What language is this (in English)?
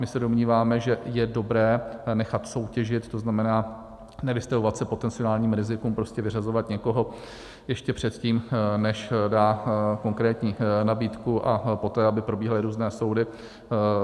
Czech